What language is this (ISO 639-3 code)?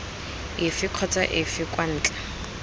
tsn